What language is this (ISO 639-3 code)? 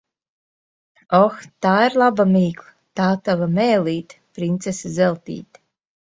lav